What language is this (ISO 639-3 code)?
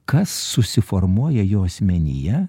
lit